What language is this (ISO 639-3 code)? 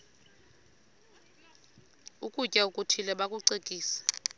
xho